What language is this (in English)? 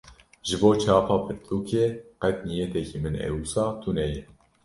Kurdish